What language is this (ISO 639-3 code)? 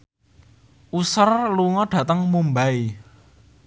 jav